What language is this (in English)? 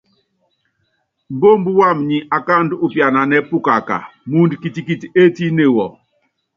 Yangben